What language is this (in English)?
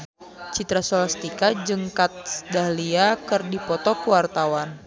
Sundanese